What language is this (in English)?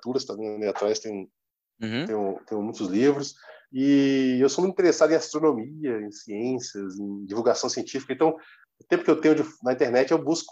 Portuguese